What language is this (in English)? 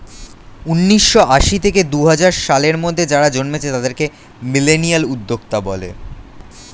Bangla